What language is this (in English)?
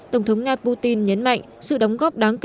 Vietnamese